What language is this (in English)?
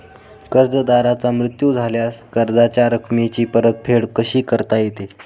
Marathi